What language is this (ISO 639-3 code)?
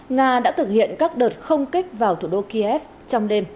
vie